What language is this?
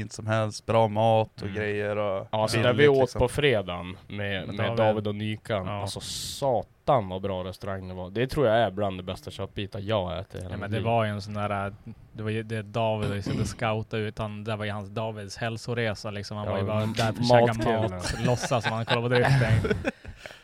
Swedish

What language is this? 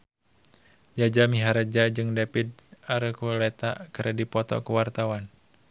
Sundanese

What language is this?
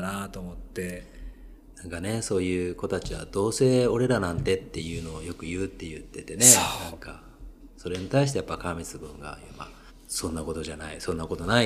Japanese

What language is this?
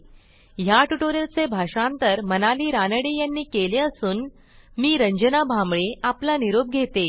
Marathi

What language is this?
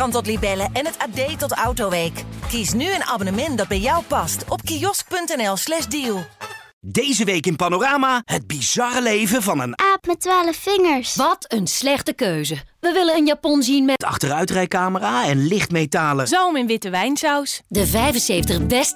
Dutch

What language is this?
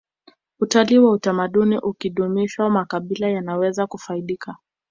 Swahili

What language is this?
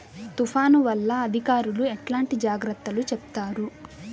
Telugu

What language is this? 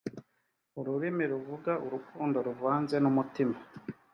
Kinyarwanda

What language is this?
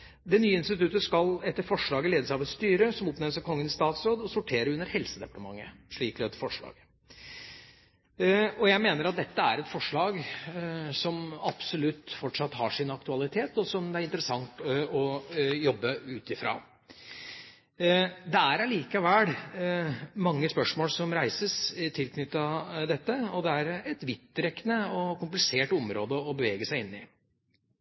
Norwegian Bokmål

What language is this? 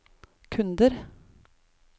Norwegian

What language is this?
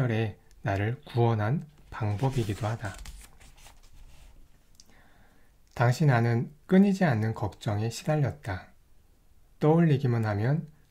Korean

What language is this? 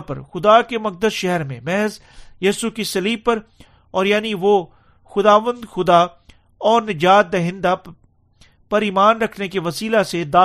Urdu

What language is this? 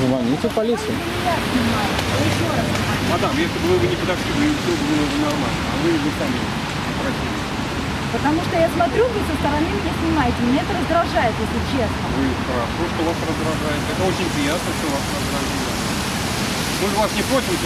Russian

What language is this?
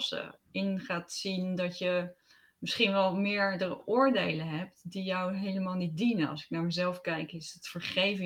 Dutch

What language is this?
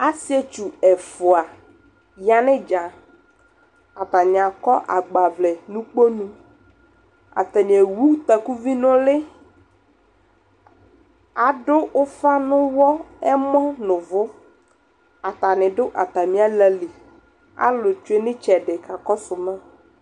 Ikposo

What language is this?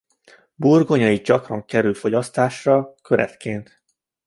Hungarian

